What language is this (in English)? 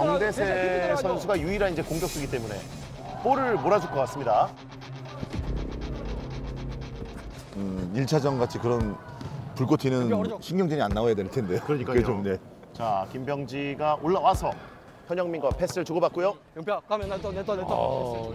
Korean